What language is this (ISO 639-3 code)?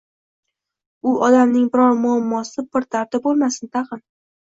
uzb